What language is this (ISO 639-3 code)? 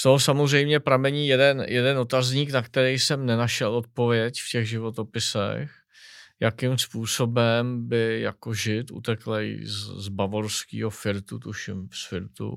ces